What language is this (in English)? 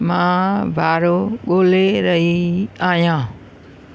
Sindhi